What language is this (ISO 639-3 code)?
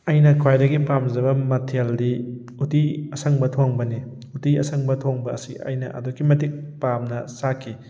mni